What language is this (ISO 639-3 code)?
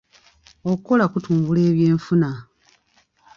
lug